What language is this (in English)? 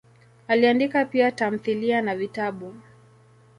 Swahili